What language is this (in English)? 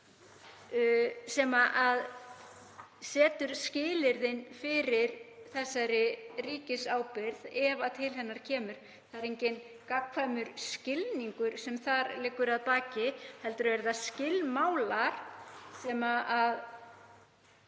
Icelandic